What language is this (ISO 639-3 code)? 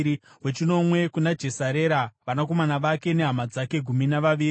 sna